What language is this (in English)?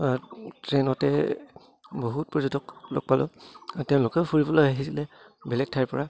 Assamese